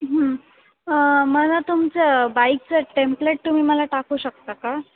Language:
Marathi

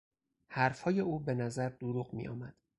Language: Persian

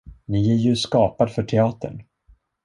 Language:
Swedish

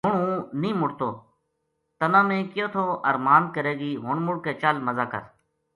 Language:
Gujari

